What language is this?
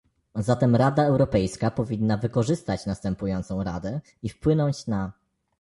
Polish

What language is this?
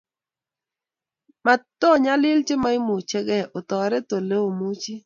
Kalenjin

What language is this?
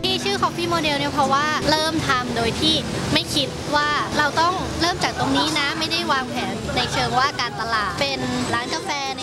Thai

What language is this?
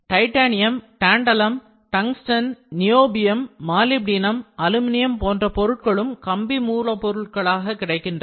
Tamil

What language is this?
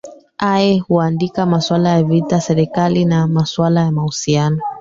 Swahili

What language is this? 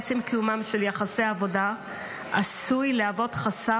Hebrew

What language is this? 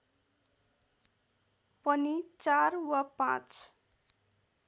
Nepali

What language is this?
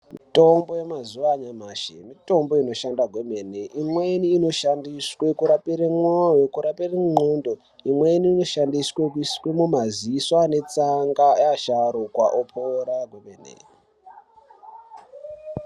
Ndau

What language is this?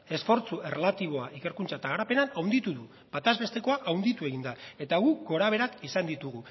Basque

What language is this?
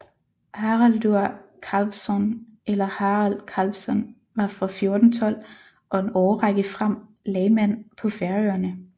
Danish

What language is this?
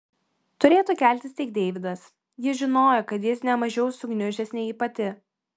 Lithuanian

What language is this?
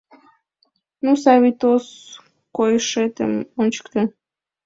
Mari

